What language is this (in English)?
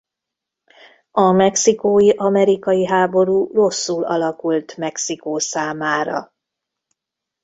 Hungarian